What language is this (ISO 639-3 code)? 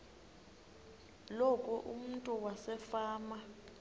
xho